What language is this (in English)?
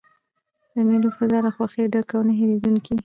Pashto